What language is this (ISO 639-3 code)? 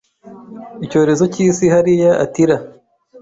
kin